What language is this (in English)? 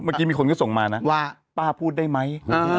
Thai